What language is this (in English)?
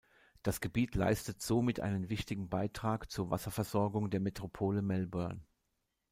German